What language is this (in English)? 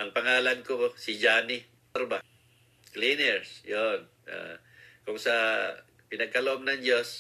Filipino